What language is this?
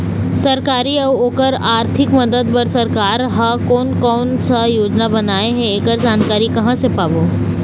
Chhattisgarhi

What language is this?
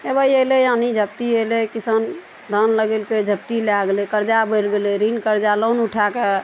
Maithili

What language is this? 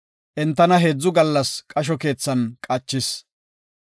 Gofa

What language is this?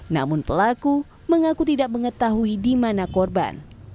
Indonesian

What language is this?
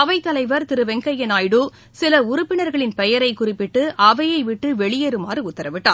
Tamil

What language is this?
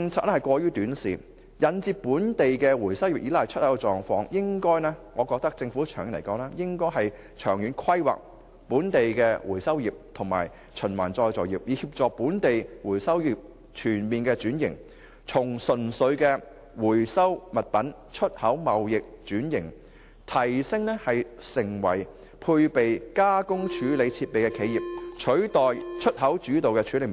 Cantonese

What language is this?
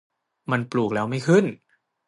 Thai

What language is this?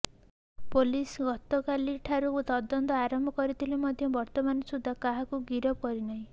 Odia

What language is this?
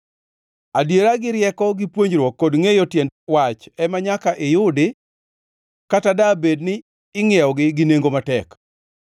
Luo (Kenya and Tanzania)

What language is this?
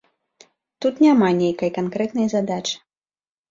Belarusian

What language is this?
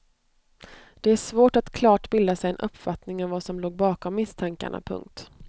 Swedish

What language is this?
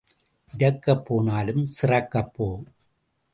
Tamil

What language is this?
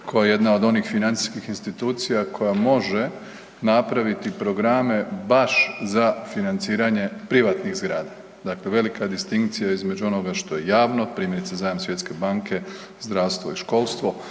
Croatian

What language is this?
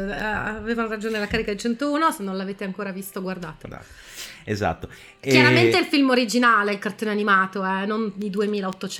Italian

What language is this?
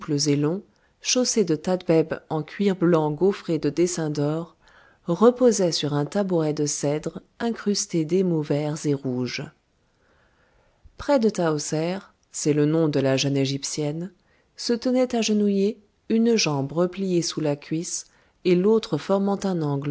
French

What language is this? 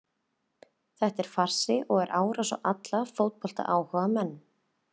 Icelandic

